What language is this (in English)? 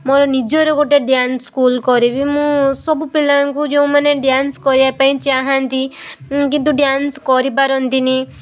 Odia